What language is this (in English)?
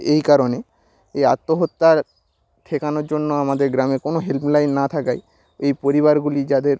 Bangla